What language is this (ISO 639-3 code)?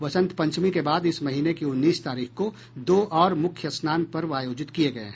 hin